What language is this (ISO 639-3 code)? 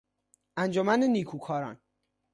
fas